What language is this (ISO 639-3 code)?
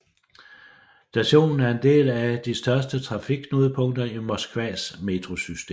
dan